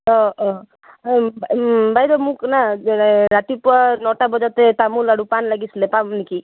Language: Assamese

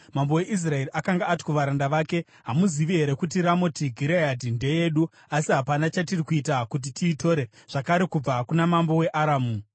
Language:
Shona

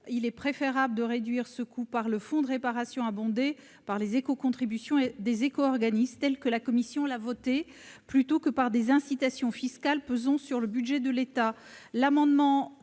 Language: French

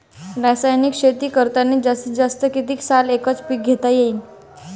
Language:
Marathi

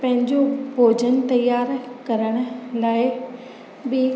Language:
Sindhi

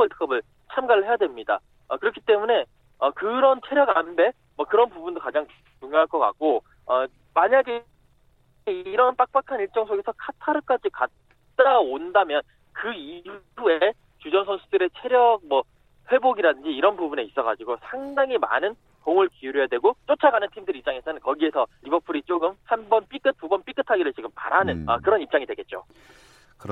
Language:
Korean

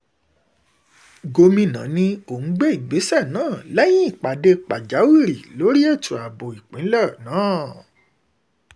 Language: Yoruba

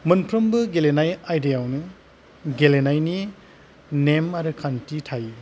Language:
Bodo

